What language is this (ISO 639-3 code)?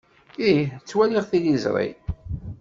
kab